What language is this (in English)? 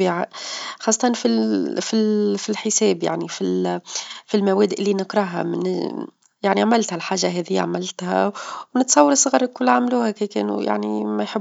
Tunisian Arabic